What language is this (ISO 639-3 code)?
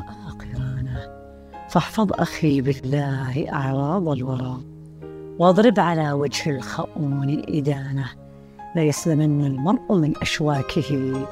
ara